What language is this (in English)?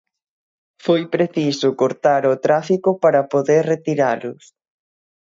Galician